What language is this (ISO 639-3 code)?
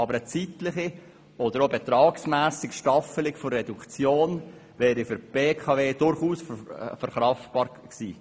gsw